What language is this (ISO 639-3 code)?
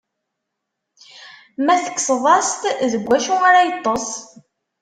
kab